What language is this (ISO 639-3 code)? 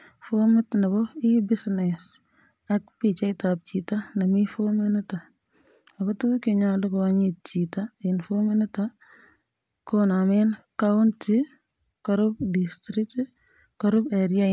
kln